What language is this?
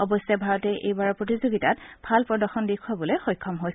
Assamese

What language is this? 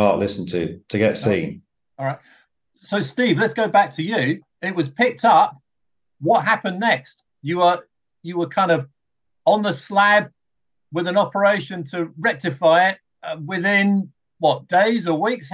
English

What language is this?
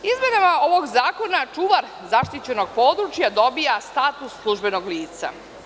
Serbian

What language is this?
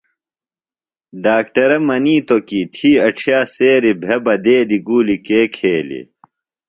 Phalura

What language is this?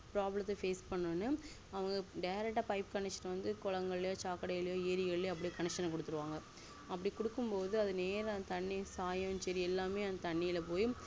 Tamil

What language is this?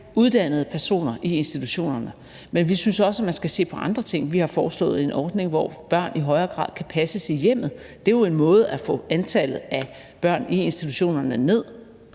Danish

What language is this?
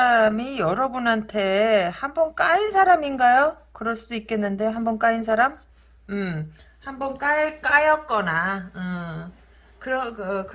Korean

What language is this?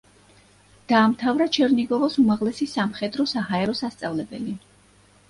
Georgian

